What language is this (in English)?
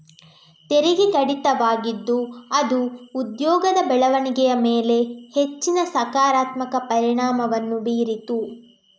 Kannada